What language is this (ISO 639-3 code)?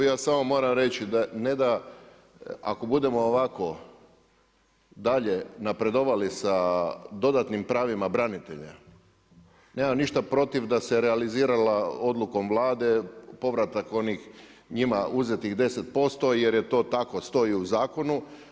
hrv